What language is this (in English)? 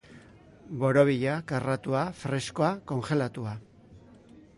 Basque